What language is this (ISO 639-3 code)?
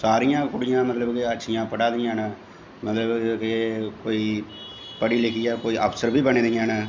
doi